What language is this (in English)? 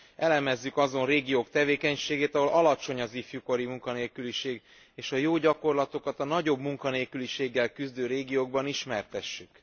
Hungarian